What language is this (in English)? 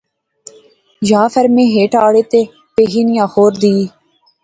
Pahari-Potwari